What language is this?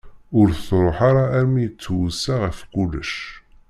Kabyle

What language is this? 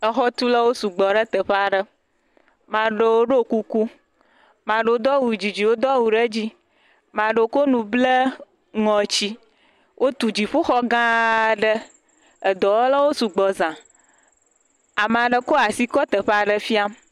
Ewe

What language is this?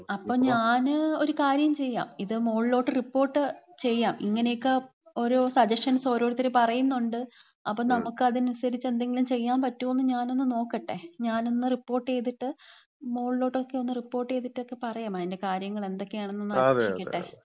Malayalam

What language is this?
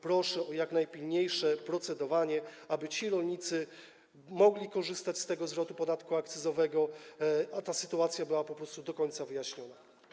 Polish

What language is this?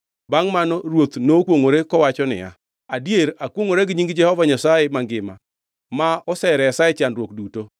Luo (Kenya and Tanzania)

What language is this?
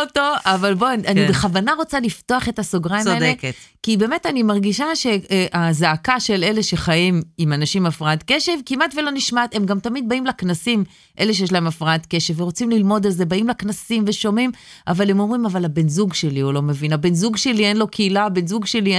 Hebrew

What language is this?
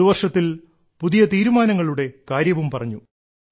Malayalam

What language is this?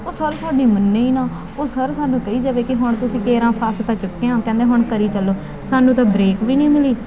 Punjabi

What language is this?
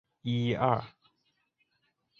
Chinese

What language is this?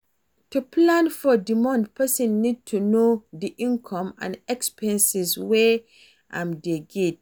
Nigerian Pidgin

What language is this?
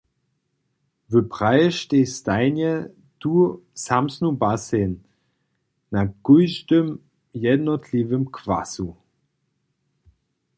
Upper Sorbian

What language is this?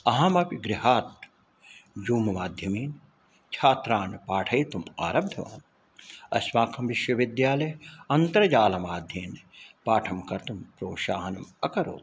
Sanskrit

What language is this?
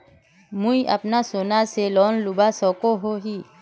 Magahi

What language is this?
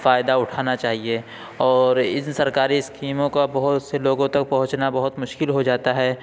Urdu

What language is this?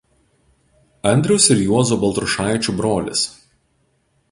Lithuanian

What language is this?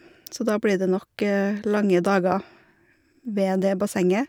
Norwegian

